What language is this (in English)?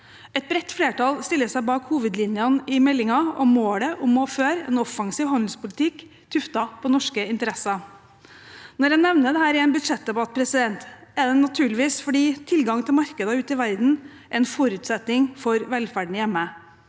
Norwegian